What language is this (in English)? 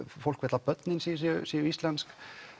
Icelandic